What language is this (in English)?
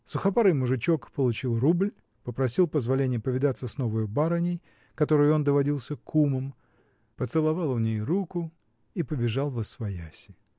Russian